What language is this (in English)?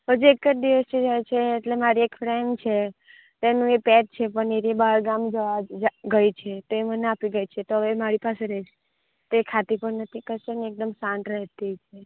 Gujarati